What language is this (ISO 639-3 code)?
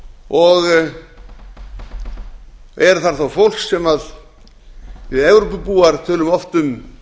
isl